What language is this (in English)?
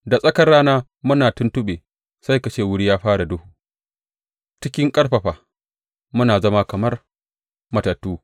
Hausa